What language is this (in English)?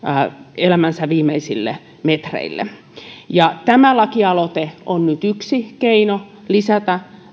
Finnish